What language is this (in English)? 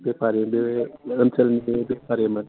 Bodo